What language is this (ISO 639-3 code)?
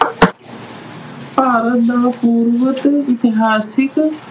pan